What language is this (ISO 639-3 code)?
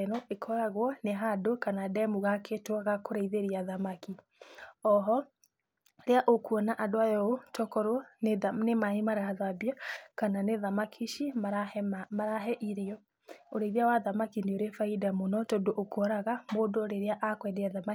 kik